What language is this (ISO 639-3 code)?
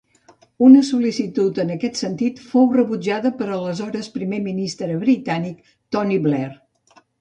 cat